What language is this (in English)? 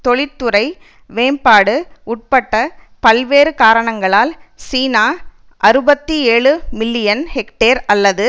Tamil